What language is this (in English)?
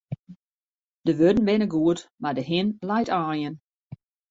Western Frisian